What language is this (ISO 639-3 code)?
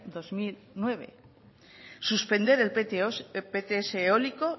spa